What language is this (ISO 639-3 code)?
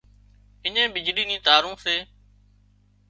kxp